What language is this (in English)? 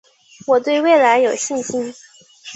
Chinese